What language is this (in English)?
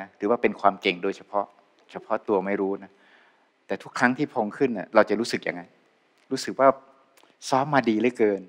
Thai